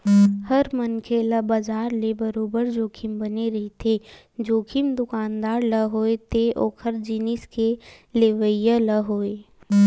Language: Chhattisgarhi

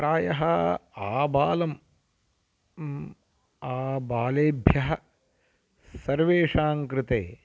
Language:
Sanskrit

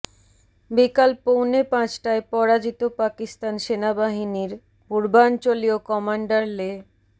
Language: Bangla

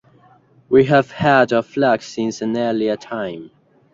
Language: English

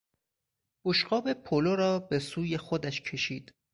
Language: Persian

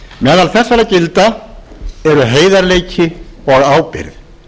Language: Icelandic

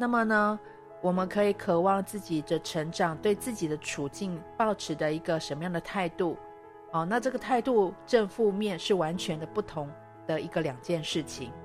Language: Chinese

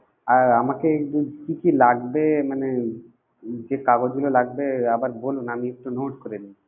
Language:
Bangla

